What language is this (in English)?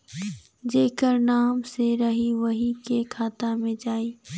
Bhojpuri